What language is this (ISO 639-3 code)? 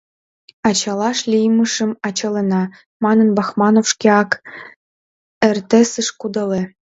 chm